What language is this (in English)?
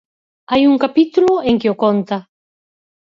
Galician